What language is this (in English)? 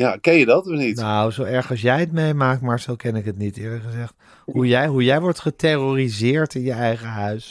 Dutch